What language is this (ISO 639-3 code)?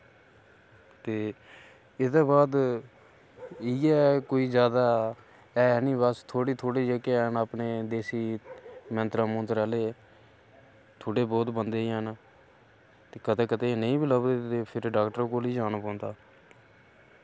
doi